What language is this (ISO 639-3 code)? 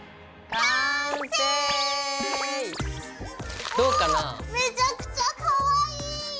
jpn